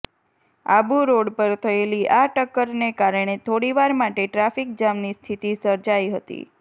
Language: Gujarati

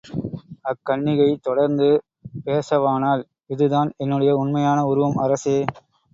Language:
Tamil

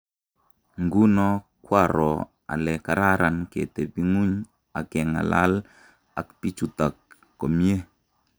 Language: Kalenjin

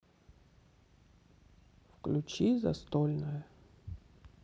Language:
Russian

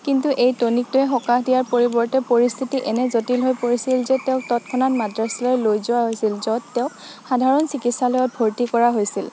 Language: Assamese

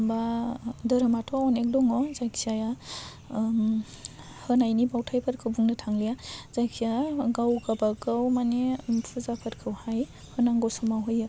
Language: Bodo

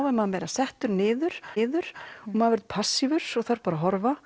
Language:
Icelandic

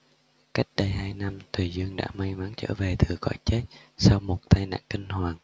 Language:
Vietnamese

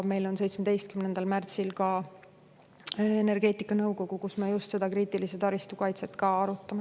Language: Estonian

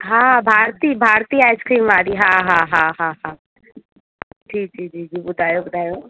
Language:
Sindhi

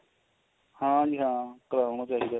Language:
Punjabi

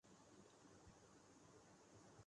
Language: Urdu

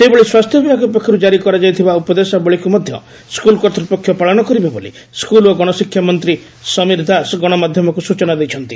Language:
Odia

